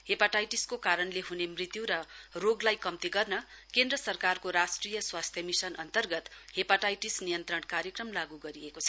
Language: Nepali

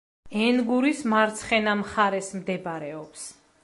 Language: Georgian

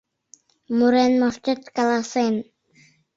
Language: Mari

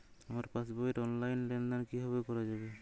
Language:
Bangla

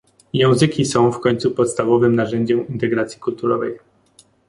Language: Polish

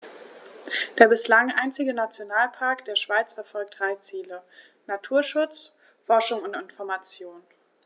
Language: German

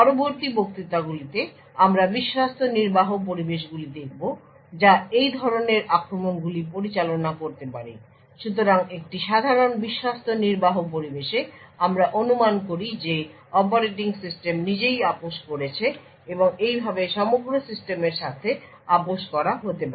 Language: Bangla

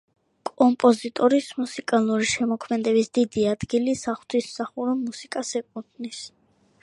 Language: Georgian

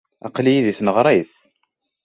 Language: Kabyle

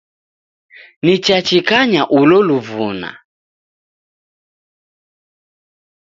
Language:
Taita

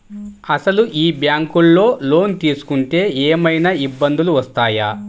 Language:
Telugu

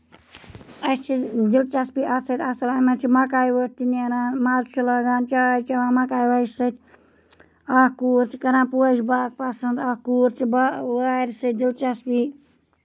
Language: Kashmiri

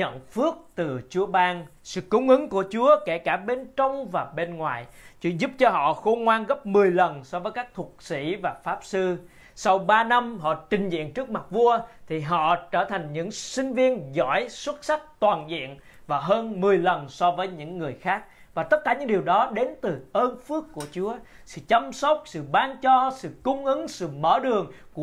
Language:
Vietnamese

